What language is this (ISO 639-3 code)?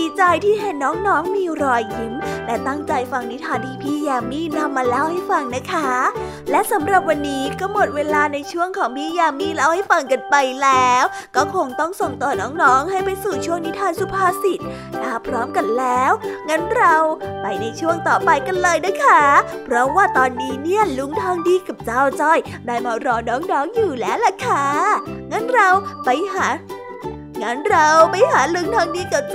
tha